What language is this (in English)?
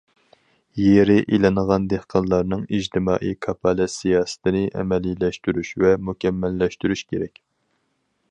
Uyghur